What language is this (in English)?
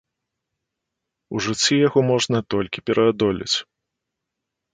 Belarusian